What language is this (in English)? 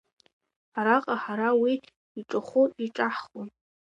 Abkhazian